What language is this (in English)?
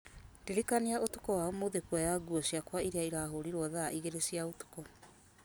Kikuyu